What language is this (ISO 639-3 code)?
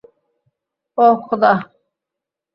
ben